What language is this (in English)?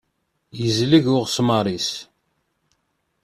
Kabyle